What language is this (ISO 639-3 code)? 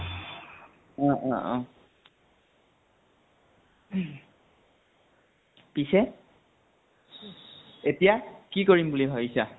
asm